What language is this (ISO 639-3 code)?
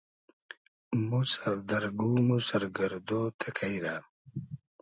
haz